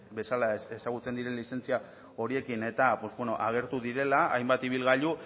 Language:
Basque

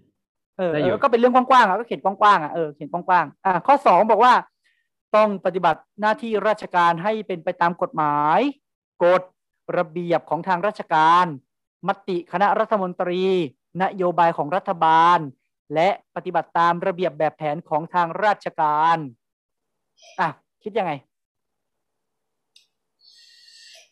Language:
Thai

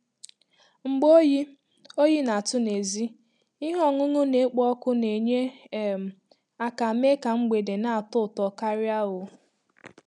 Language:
Igbo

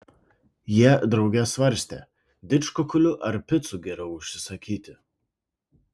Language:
Lithuanian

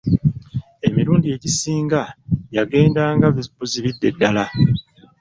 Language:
Ganda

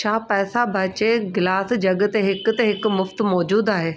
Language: Sindhi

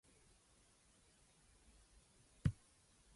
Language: English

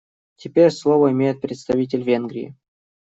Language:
Russian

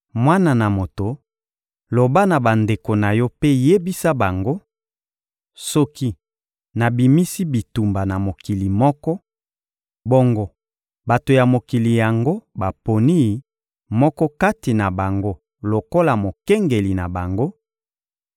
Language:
Lingala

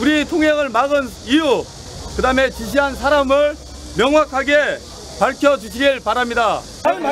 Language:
Korean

